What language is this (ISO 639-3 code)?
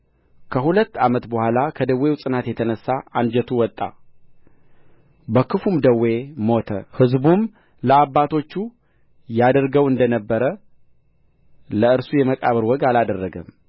amh